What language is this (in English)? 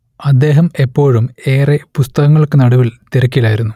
Malayalam